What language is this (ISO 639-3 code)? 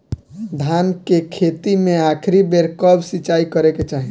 bho